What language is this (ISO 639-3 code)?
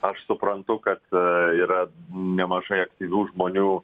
lit